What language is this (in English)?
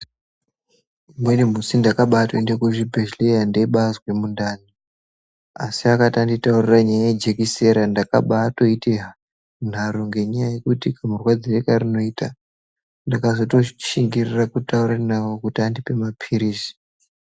Ndau